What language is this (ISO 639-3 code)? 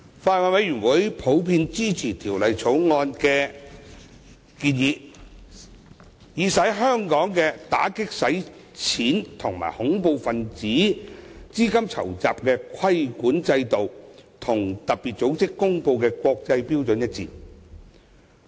yue